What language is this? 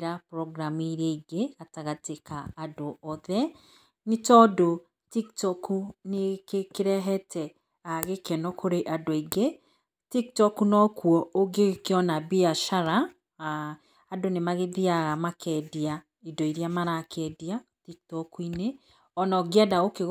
Kikuyu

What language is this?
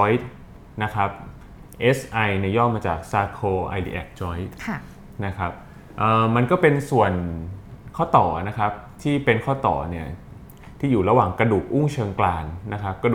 Thai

